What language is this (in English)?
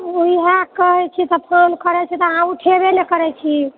Maithili